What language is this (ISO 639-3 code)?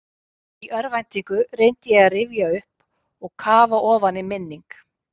isl